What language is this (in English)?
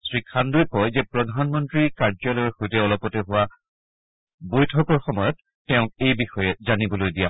Assamese